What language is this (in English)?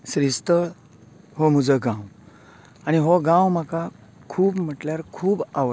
Konkani